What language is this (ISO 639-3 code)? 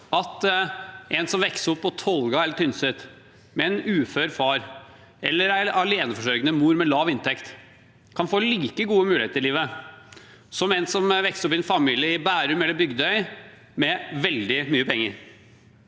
nor